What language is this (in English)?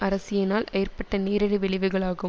Tamil